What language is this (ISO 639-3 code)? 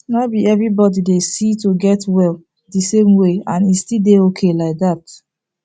pcm